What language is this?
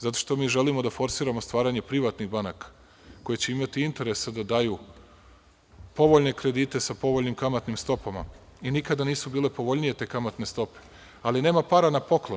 Serbian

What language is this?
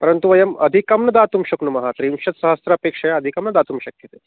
Sanskrit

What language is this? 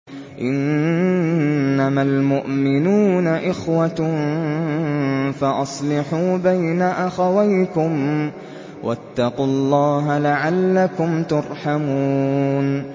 Arabic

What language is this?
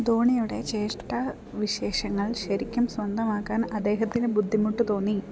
Malayalam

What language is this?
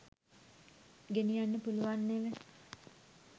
Sinhala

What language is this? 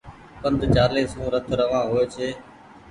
Goaria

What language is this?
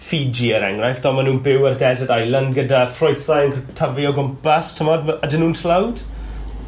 Welsh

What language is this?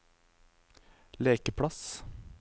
Norwegian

